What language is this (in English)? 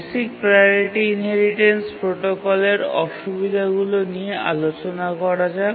Bangla